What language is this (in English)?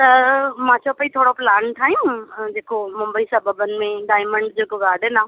Sindhi